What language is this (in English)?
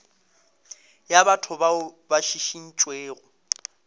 Northern Sotho